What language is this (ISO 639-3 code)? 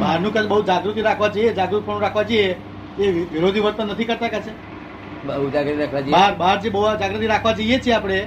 guj